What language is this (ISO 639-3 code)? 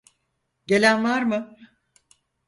tur